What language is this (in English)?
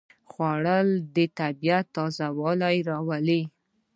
Pashto